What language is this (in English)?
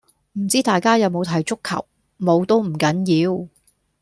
Cantonese